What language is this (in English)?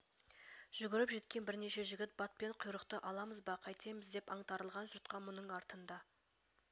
Kazakh